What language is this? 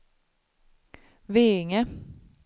Swedish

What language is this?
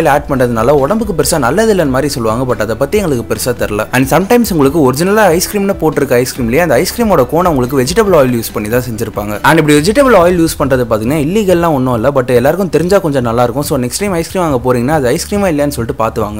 Romanian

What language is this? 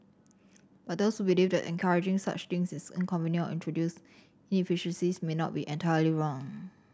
English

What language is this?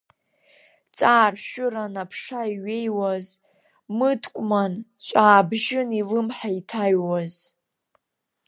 Abkhazian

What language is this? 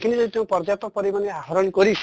Assamese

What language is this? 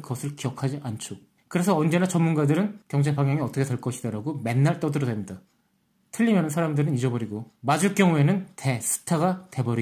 Korean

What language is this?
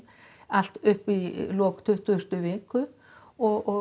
Icelandic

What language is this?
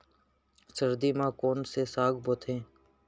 Chhattisgarhi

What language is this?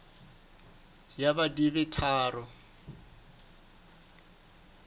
Southern Sotho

